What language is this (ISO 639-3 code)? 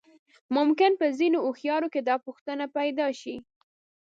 pus